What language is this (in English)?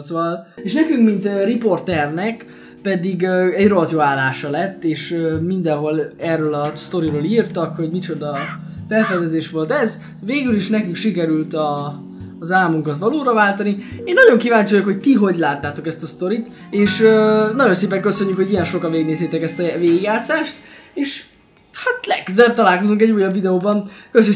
Hungarian